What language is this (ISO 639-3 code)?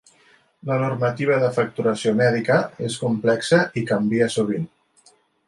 cat